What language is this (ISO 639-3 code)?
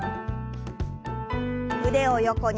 jpn